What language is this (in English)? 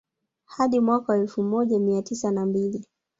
Swahili